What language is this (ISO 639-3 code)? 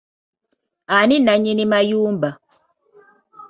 lug